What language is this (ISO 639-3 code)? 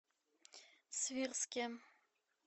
rus